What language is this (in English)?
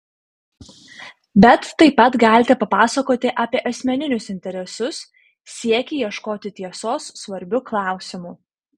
Lithuanian